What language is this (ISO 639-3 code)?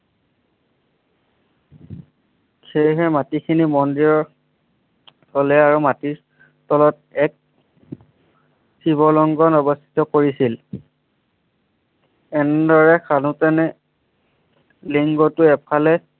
asm